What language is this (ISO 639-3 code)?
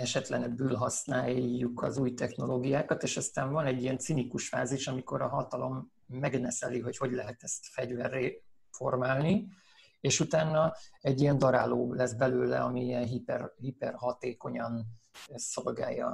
hun